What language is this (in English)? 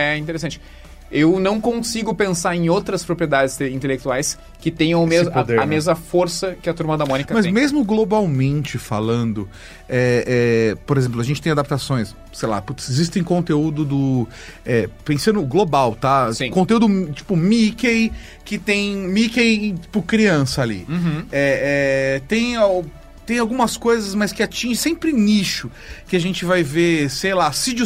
Portuguese